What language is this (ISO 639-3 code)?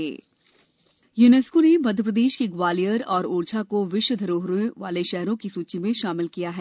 hin